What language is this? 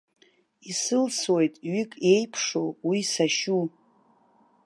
Abkhazian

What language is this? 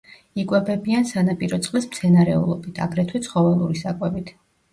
Georgian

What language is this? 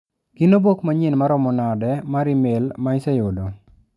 Luo (Kenya and Tanzania)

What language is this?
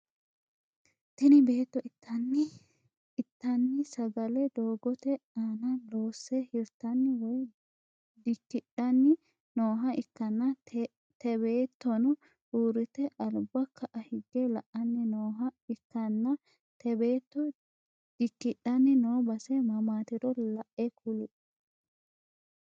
Sidamo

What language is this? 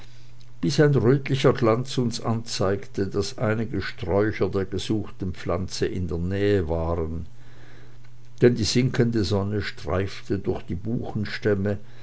German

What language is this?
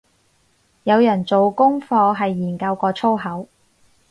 Cantonese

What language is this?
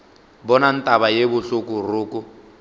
Northern Sotho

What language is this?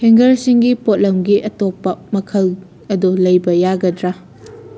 Manipuri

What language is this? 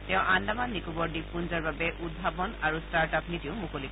Assamese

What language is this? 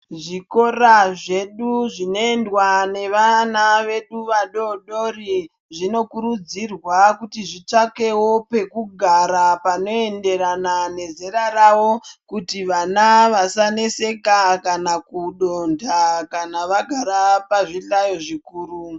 Ndau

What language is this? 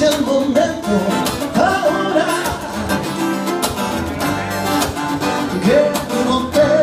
Romanian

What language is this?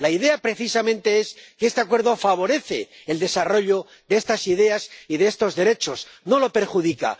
Spanish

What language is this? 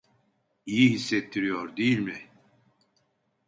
Turkish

